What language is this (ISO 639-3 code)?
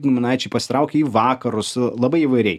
lit